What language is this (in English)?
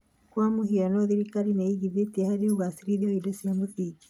Kikuyu